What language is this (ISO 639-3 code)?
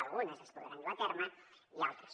cat